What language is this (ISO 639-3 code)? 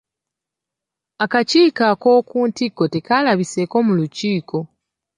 lug